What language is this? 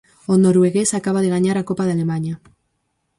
Galician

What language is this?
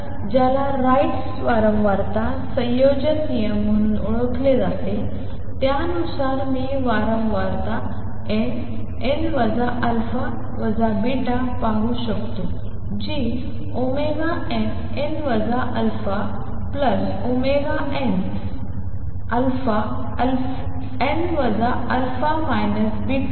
Marathi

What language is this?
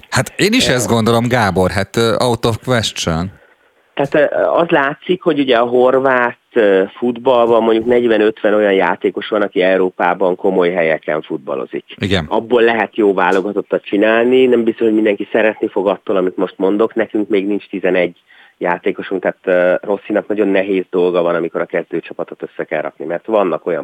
Hungarian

